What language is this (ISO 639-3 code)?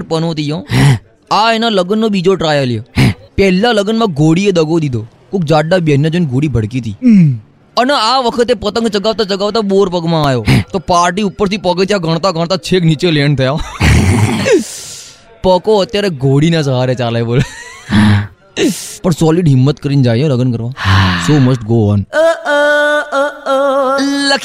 guj